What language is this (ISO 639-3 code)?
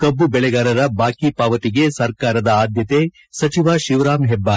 kan